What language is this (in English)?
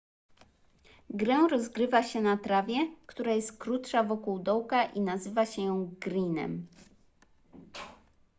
Polish